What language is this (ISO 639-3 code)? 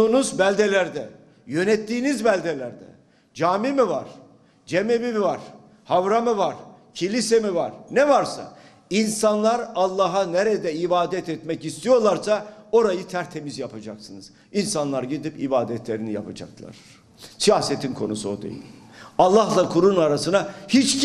tur